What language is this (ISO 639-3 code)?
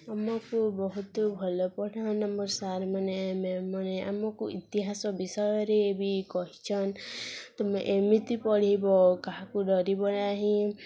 ori